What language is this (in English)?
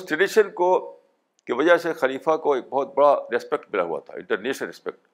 Urdu